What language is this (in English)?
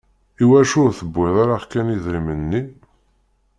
Kabyle